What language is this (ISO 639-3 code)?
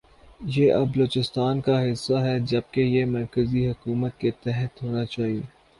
urd